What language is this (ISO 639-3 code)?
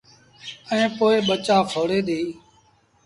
sbn